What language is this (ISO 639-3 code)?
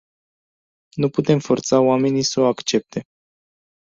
ron